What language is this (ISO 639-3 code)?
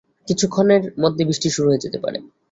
ben